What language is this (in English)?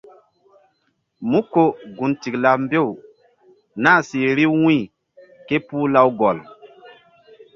Mbum